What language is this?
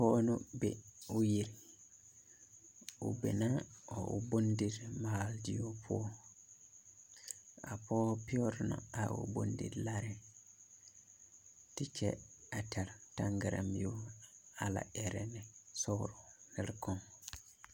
Southern Dagaare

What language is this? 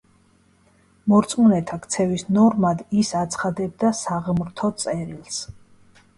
Georgian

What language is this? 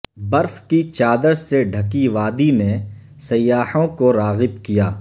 Urdu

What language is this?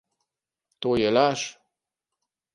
Slovenian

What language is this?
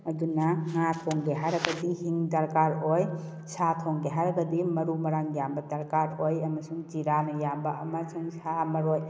Manipuri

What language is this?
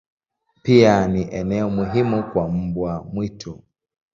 Swahili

